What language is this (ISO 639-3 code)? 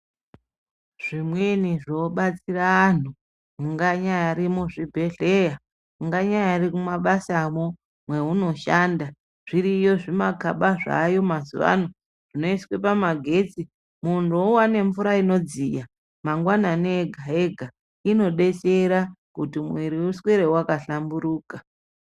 ndc